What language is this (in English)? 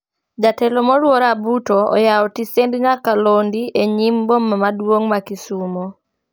Luo (Kenya and Tanzania)